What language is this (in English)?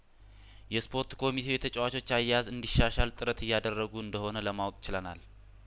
Amharic